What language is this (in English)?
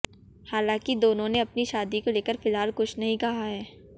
Hindi